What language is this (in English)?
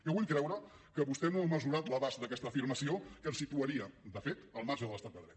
Catalan